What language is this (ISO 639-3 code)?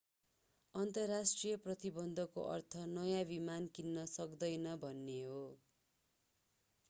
nep